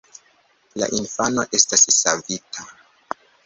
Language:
Esperanto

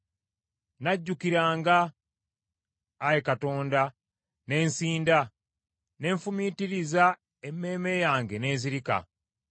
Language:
Ganda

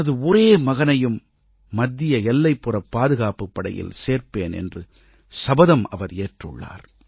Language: Tamil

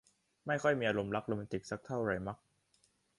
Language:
Thai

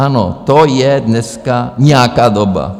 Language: Czech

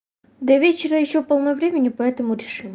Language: Russian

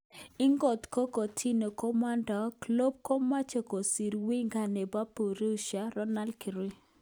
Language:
Kalenjin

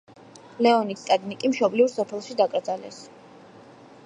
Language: Georgian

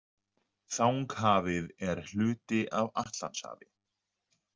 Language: Icelandic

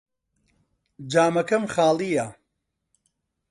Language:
Central Kurdish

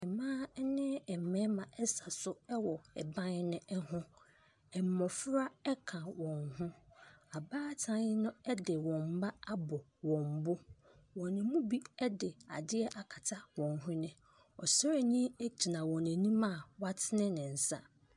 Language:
Akan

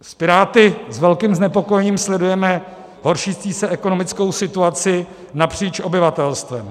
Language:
Czech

